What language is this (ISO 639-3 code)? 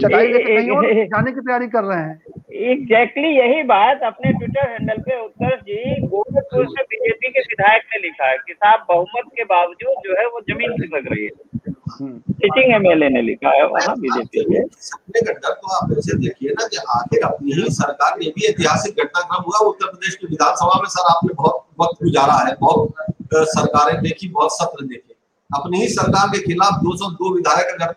hin